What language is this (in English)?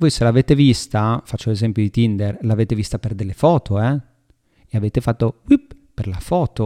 Italian